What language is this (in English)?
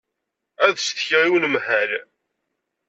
Kabyle